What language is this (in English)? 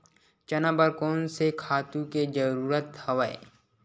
Chhattisgarhi